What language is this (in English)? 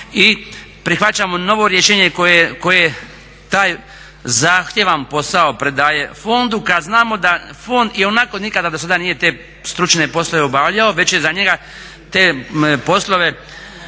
Croatian